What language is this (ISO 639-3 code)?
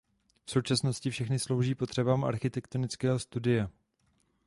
ces